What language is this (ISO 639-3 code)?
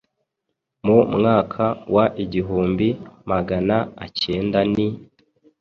kin